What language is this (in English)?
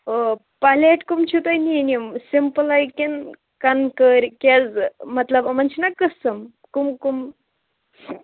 Kashmiri